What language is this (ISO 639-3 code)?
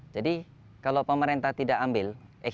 ind